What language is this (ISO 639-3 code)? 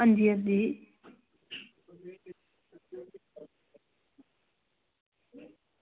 doi